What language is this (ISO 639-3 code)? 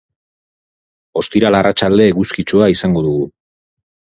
eus